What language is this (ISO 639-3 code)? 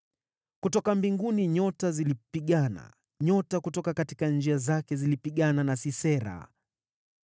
swa